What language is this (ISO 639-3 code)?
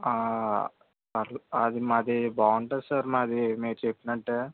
tel